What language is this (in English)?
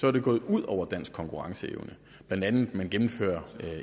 Danish